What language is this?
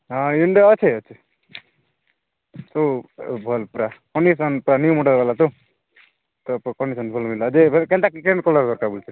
Odia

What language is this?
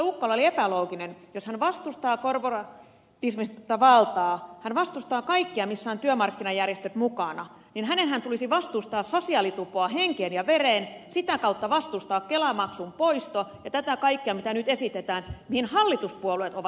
Finnish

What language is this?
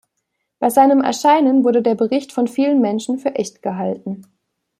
German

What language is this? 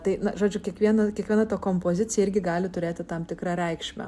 Lithuanian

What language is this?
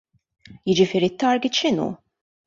Maltese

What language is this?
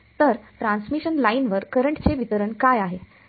Marathi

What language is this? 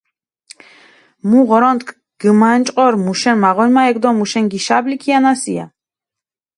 Mingrelian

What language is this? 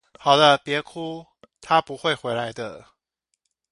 Chinese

